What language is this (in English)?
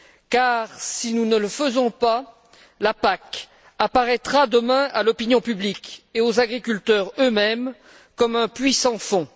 French